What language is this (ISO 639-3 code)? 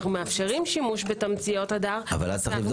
heb